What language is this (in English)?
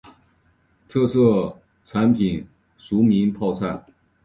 Chinese